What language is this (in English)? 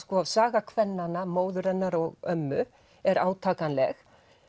Icelandic